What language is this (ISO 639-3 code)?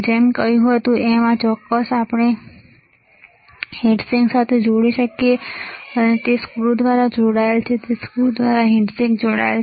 guj